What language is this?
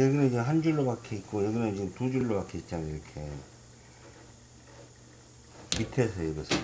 Korean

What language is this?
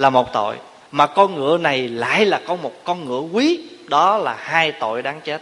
Vietnamese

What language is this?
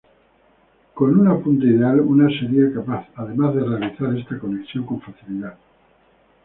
Spanish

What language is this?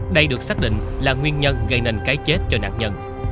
Vietnamese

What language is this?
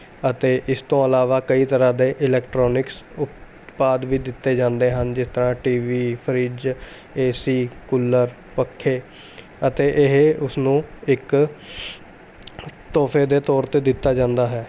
Punjabi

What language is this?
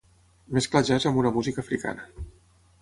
Catalan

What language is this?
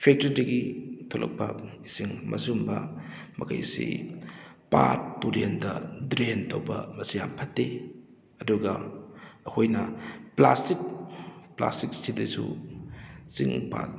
Manipuri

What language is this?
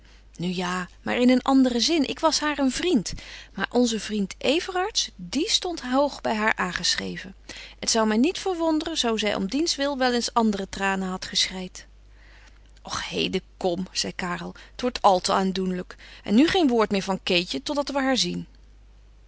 Dutch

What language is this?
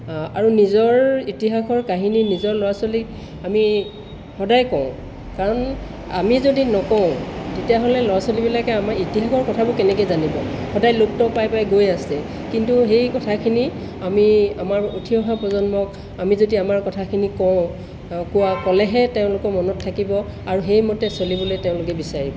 Assamese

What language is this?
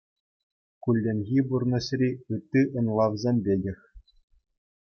Chuvash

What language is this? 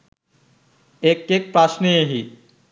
Sinhala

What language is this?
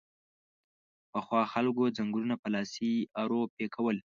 Pashto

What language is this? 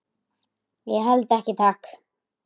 Icelandic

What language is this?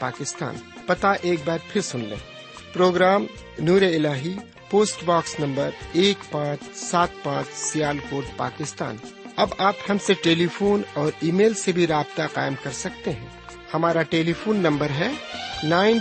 Urdu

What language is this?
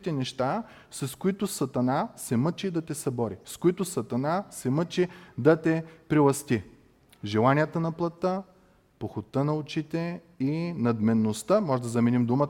Bulgarian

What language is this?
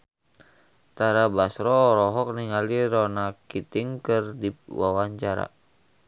Sundanese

